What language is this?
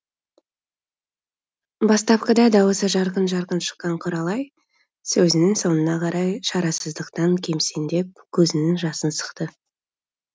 Kazakh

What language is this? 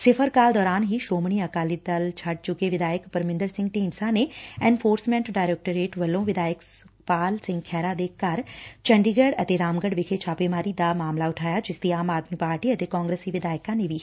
Punjabi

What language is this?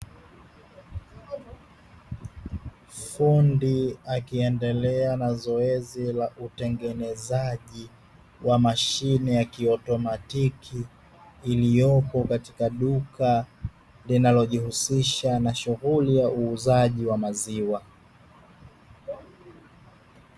Swahili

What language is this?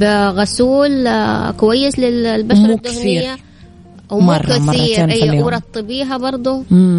Arabic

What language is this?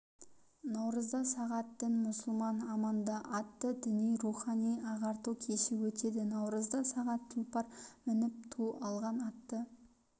Kazakh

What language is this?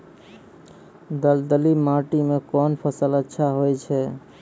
Maithili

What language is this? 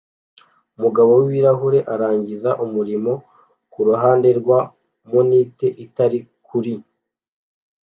Kinyarwanda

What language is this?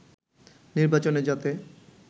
Bangla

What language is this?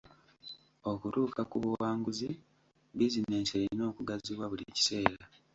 Ganda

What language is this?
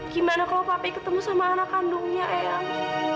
Indonesian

